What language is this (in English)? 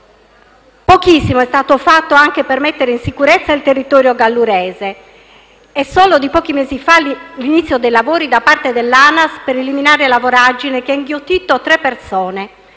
Italian